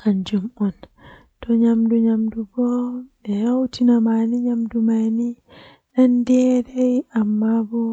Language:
Western Niger Fulfulde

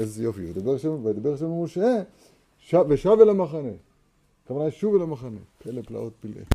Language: Hebrew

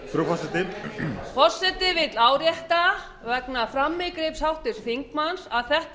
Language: Icelandic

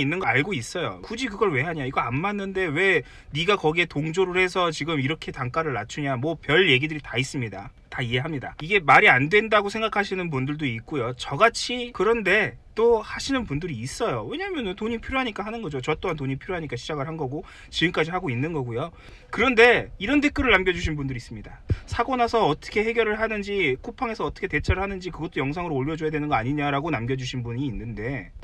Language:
Korean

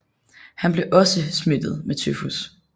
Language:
Danish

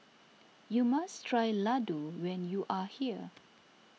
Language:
English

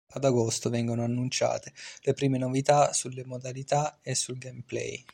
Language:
Italian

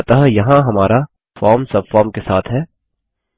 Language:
Hindi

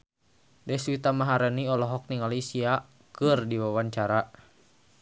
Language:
Sundanese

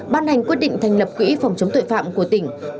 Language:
Vietnamese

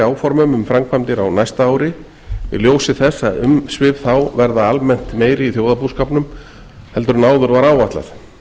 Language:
Icelandic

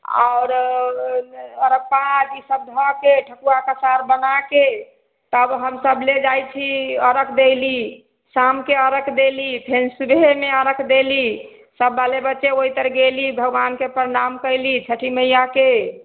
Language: Maithili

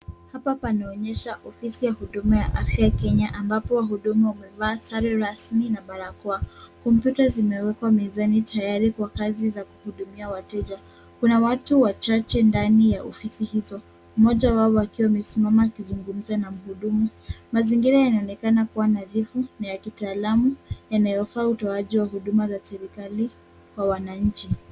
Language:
Swahili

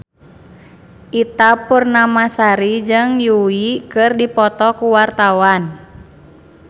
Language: Sundanese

